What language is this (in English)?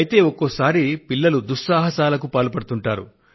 Telugu